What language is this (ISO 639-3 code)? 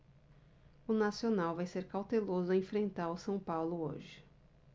por